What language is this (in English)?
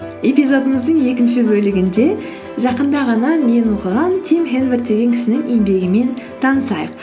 Kazakh